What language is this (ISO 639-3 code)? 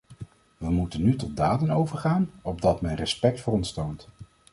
nld